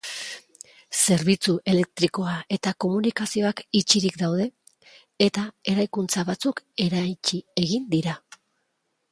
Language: Basque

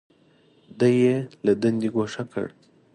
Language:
Pashto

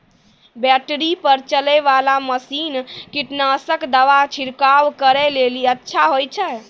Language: Maithili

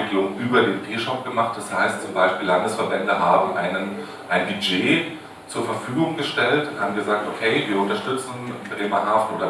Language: German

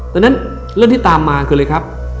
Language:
Thai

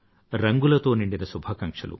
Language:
Telugu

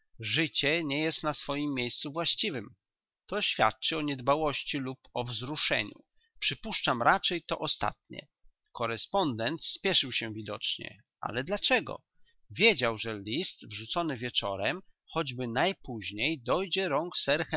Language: Polish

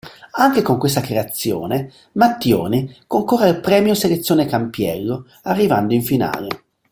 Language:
Italian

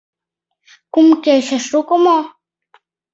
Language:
Mari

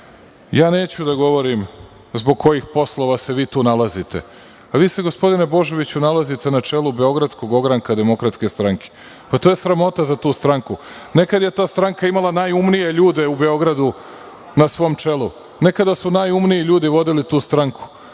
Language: Serbian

